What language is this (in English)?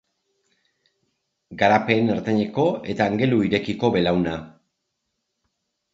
Basque